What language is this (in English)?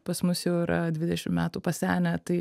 Lithuanian